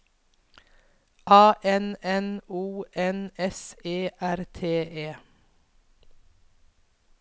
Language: Norwegian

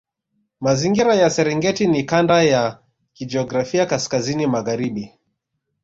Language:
Swahili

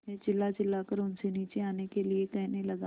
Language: Hindi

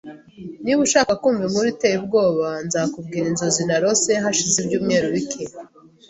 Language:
Kinyarwanda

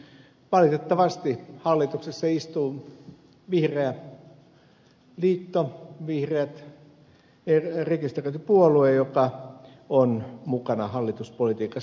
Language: Finnish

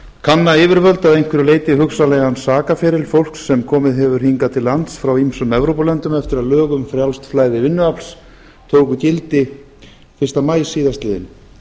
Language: Icelandic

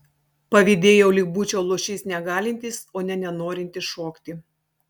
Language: Lithuanian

